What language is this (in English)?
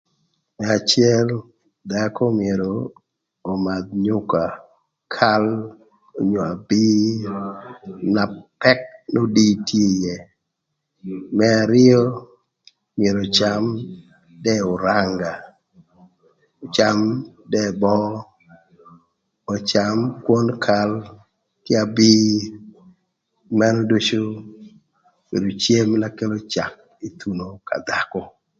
Thur